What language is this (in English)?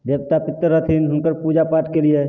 Maithili